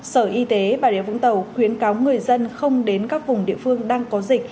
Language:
Vietnamese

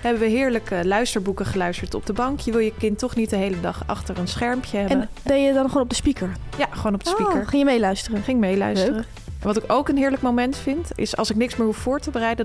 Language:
Dutch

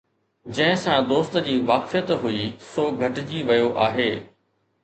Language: Sindhi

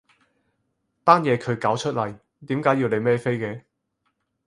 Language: Cantonese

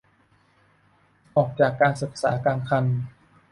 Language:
Thai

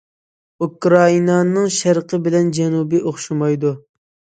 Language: Uyghur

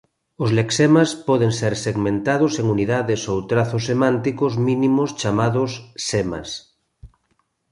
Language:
Galician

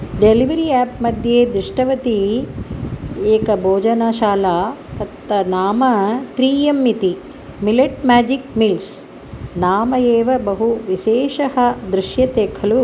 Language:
Sanskrit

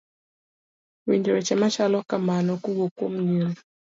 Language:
Luo (Kenya and Tanzania)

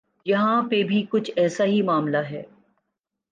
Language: Urdu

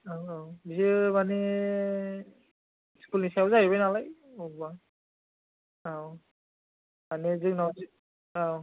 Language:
Bodo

